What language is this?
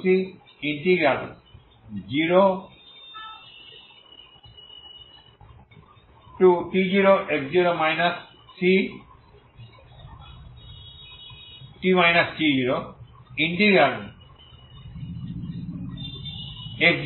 Bangla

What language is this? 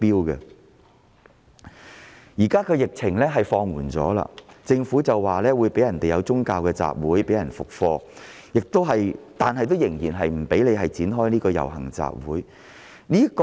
Cantonese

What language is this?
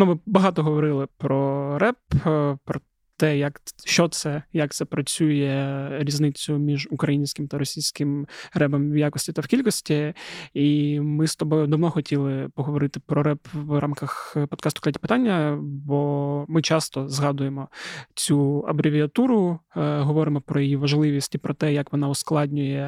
Ukrainian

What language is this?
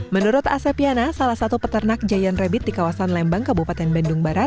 Indonesian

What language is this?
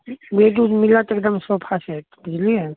Maithili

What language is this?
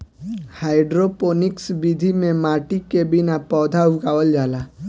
Bhojpuri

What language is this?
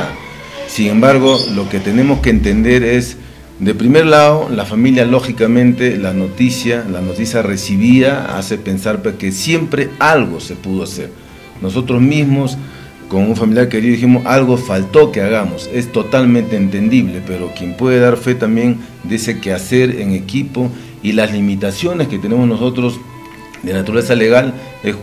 Spanish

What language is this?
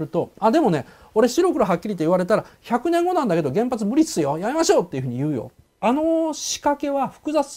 Japanese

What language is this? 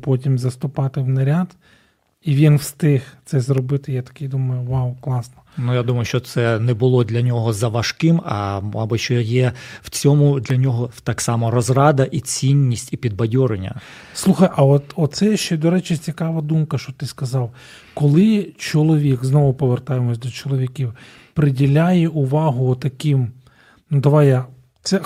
Ukrainian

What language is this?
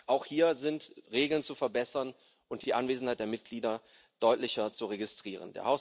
German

